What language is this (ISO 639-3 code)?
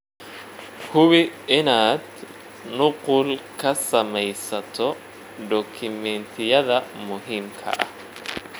som